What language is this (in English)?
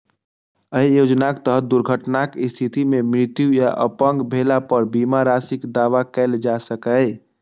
Maithili